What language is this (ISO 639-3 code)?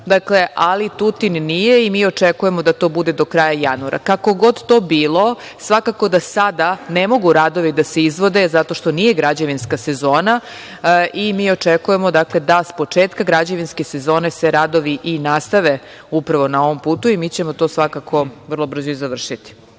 srp